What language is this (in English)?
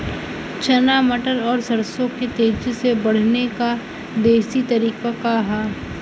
Bhojpuri